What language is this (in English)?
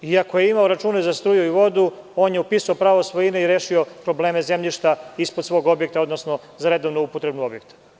Serbian